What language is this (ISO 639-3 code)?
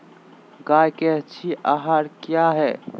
mag